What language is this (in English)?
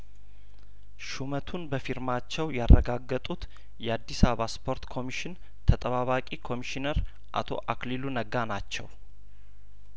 Amharic